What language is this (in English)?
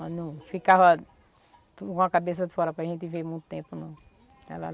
Portuguese